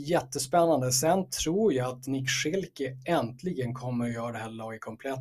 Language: Swedish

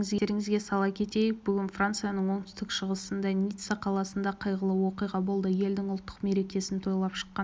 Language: Kazakh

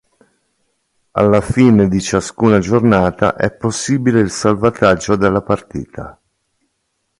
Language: Italian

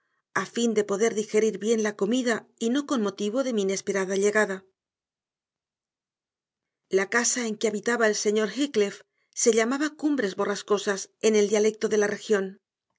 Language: Spanish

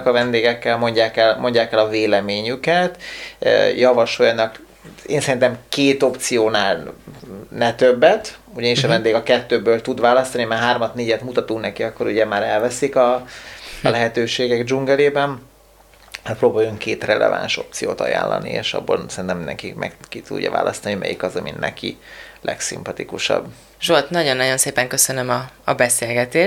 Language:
Hungarian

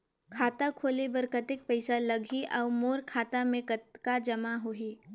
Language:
Chhattisgarhi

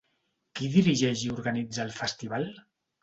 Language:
Catalan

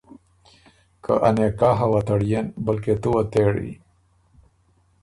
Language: Ormuri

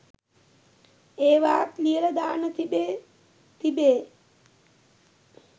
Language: Sinhala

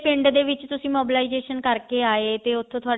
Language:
Punjabi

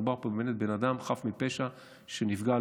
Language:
Hebrew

